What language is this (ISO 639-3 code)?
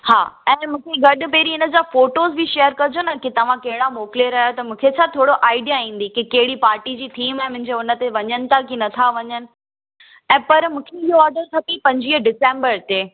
snd